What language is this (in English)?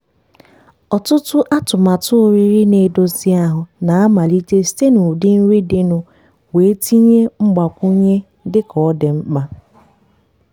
Igbo